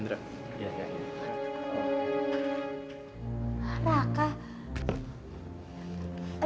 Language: Indonesian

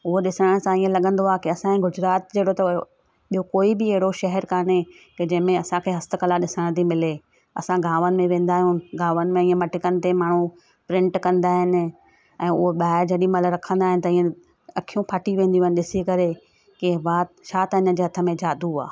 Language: Sindhi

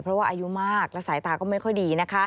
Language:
Thai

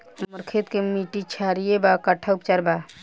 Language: Bhojpuri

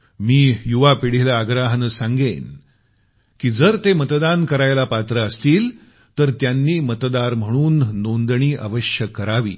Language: Marathi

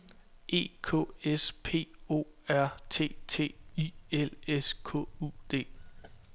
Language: Danish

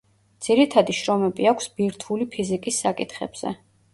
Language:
Georgian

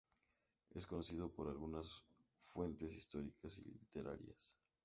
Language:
Spanish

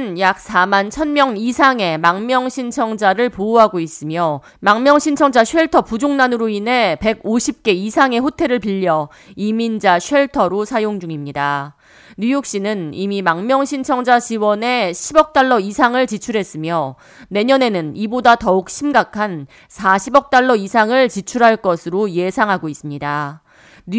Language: Korean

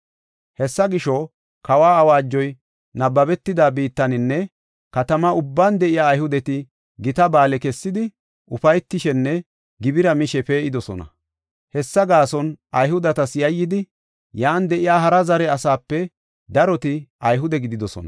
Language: Gofa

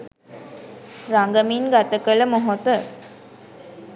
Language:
Sinhala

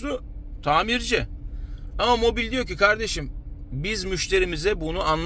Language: Turkish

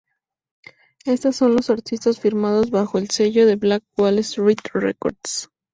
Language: Spanish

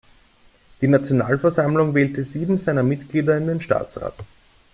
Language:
German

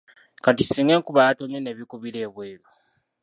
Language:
Ganda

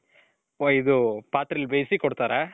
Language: Kannada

